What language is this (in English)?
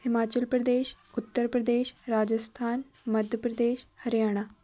Punjabi